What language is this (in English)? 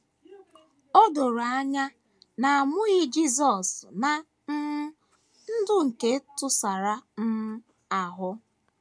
Igbo